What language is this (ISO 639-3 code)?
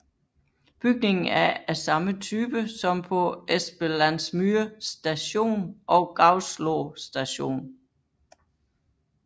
dan